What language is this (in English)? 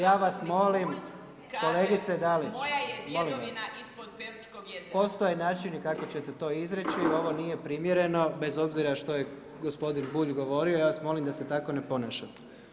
Croatian